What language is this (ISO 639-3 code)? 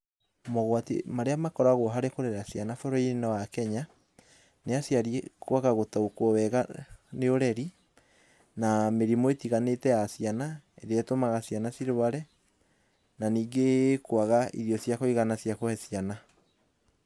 kik